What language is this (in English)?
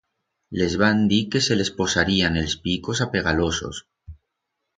Aragonese